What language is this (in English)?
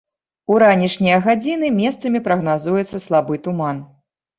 Belarusian